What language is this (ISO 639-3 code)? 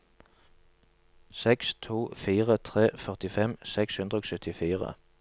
nor